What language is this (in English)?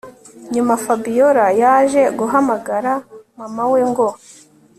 Kinyarwanda